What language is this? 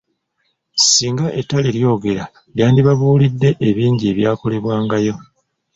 Ganda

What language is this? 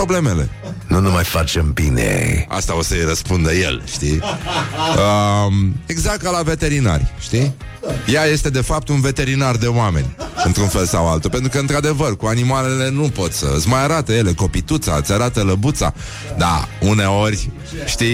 Romanian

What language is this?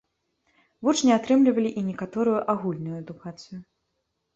Belarusian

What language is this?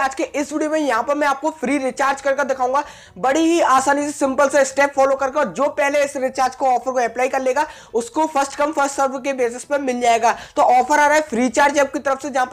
Hindi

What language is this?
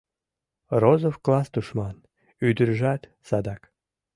Mari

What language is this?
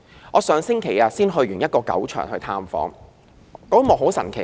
Cantonese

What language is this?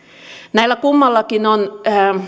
Finnish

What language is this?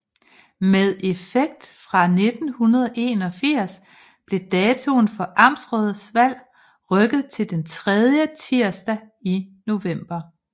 Danish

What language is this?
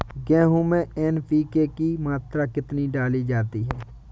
Hindi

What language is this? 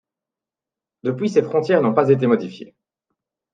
French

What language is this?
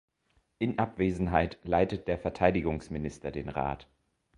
German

